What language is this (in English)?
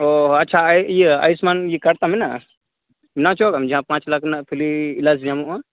Santali